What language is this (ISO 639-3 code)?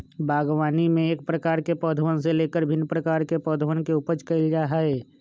mag